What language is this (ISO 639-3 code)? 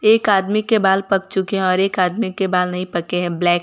hin